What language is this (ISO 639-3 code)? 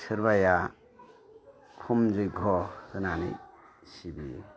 brx